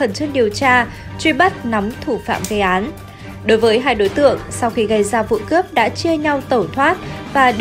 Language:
Vietnamese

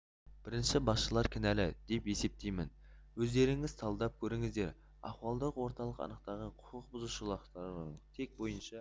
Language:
Kazakh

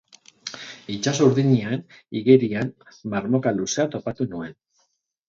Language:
Basque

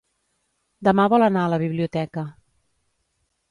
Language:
Catalan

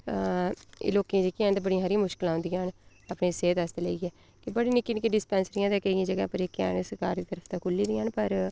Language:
Dogri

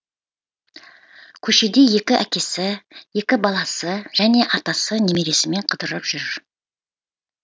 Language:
Kazakh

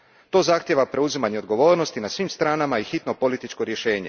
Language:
Croatian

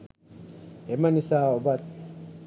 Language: Sinhala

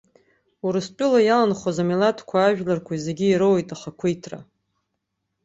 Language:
Abkhazian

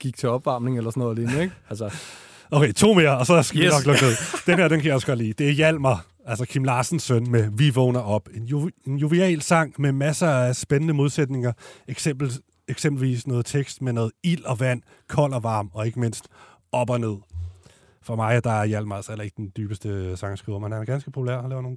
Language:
Danish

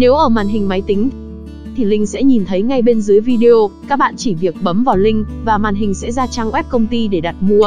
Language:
Vietnamese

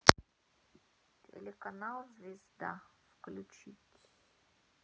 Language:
Russian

